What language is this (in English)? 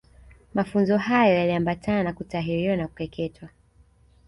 Swahili